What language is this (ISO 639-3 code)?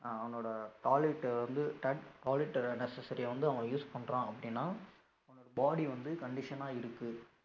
tam